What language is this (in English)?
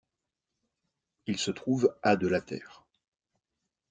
French